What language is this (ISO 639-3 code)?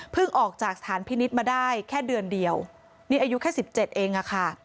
tha